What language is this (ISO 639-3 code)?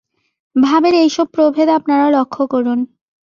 ben